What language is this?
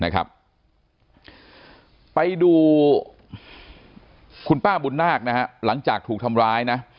Thai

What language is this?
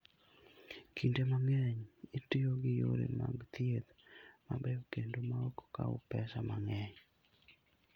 Luo (Kenya and Tanzania)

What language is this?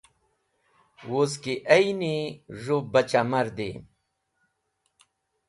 Wakhi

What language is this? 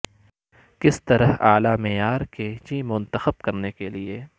Urdu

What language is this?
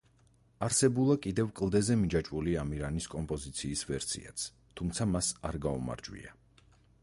Georgian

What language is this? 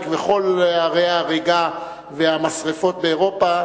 Hebrew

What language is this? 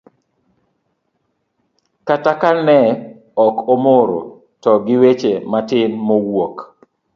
Luo (Kenya and Tanzania)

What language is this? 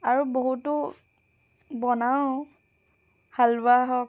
Assamese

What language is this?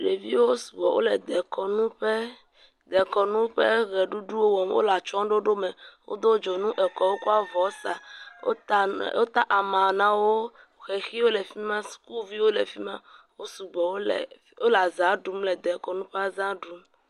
Ewe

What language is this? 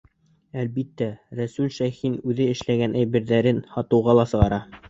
Bashkir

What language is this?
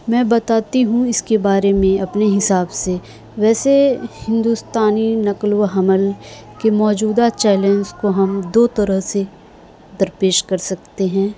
Urdu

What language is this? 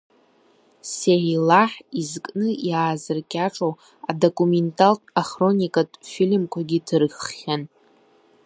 Abkhazian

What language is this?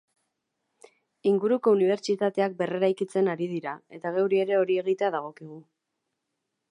Basque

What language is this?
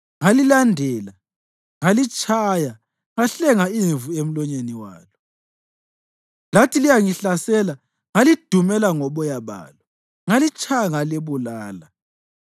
North Ndebele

